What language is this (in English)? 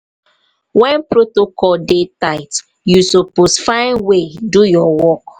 Nigerian Pidgin